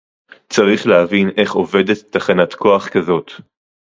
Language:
Hebrew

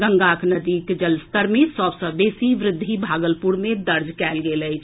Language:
Maithili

